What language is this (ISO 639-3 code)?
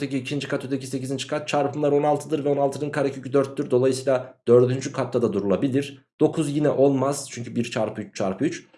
tur